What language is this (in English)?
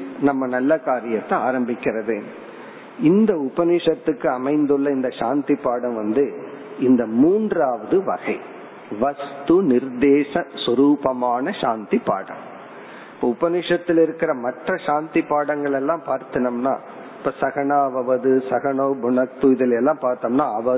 Tamil